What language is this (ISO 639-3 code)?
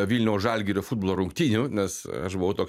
lit